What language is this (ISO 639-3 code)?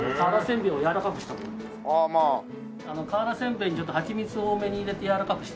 jpn